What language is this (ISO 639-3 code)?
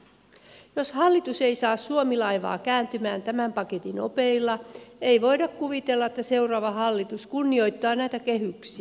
fin